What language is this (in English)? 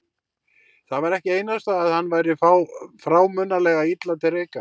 Icelandic